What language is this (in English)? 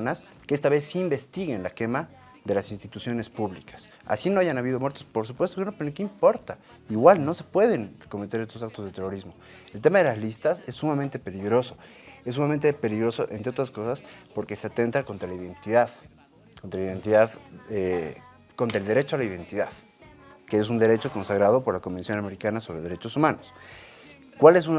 Spanish